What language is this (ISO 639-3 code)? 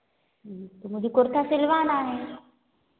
hin